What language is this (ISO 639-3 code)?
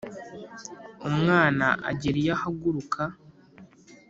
kin